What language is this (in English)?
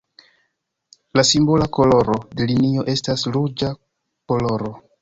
Esperanto